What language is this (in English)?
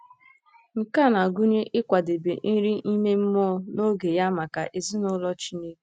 Igbo